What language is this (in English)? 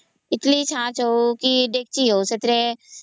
Odia